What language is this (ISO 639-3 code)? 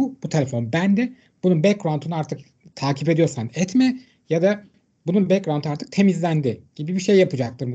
tur